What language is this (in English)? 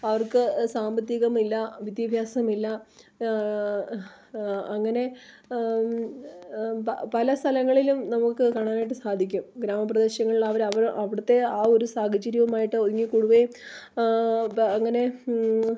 Malayalam